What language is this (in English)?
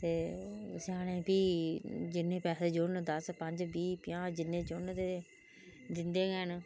Dogri